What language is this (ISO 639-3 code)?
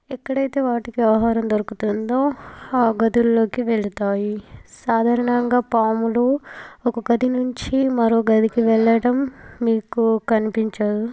tel